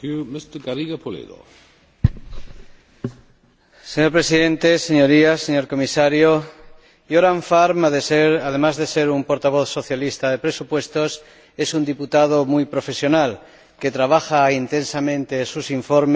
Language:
Spanish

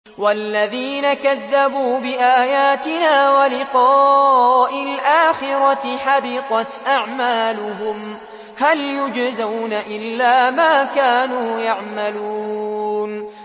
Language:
Arabic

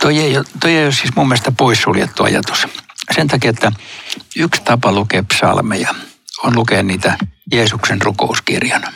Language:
Finnish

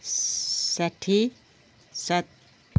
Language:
Nepali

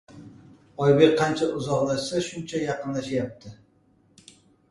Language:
Uzbek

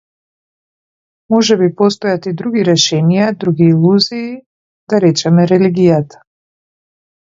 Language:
Macedonian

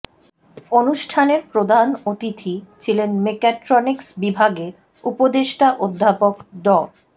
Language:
Bangla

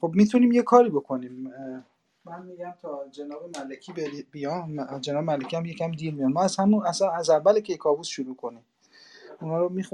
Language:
Persian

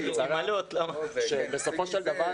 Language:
Hebrew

